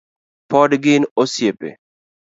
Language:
Luo (Kenya and Tanzania)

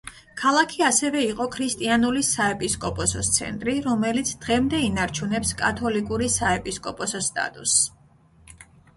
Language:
Georgian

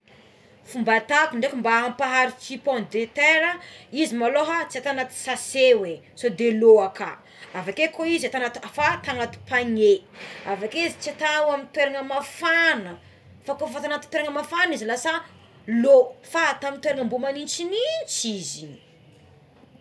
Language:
Tsimihety Malagasy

